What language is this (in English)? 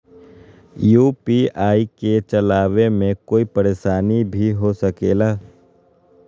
Magahi